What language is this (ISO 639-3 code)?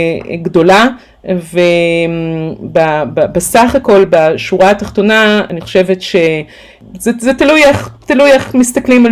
heb